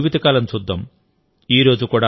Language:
Telugu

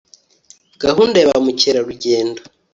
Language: Kinyarwanda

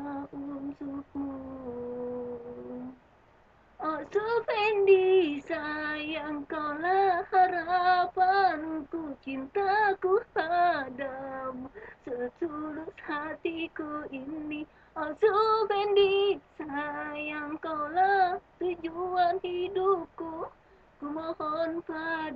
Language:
Indonesian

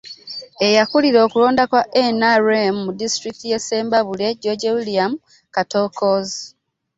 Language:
Ganda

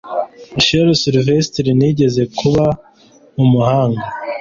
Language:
Kinyarwanda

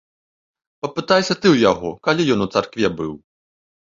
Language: Belarusian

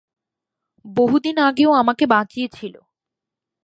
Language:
Bangla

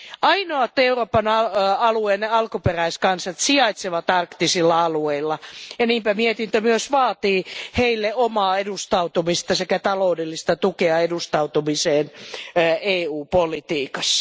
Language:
Finnish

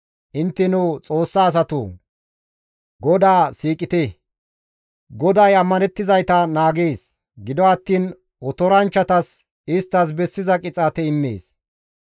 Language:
Gamo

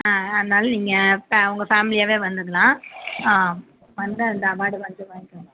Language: Tamil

